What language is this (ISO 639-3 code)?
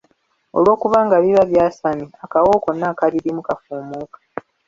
lug